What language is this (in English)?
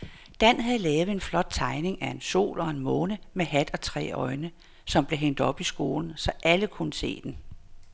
Danish